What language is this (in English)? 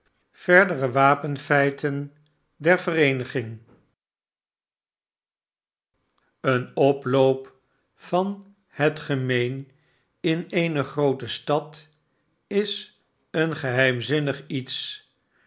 Dutch